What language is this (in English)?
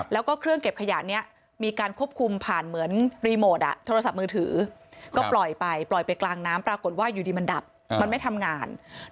Thai